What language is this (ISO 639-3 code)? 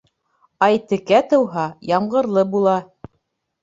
bak